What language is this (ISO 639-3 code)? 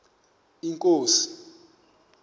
xho